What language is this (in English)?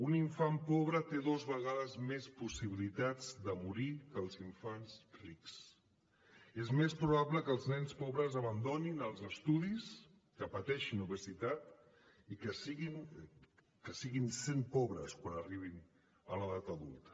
Catalan